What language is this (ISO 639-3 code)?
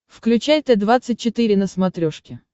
rus